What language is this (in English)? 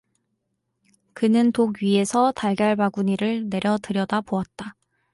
Korean